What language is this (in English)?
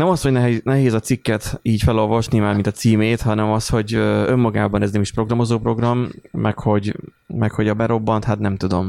Hungarian